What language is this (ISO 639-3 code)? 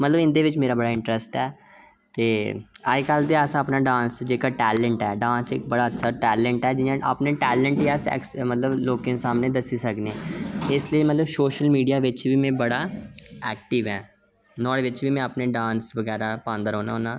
doi